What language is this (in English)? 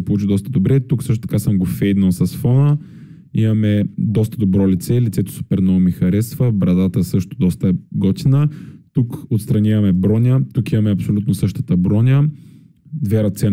Bulgarian